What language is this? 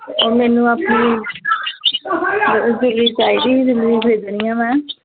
Punjabi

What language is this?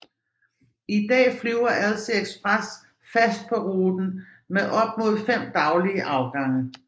Danish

